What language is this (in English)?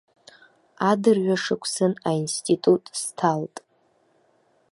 Abkhazian